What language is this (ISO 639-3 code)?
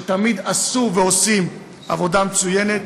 heb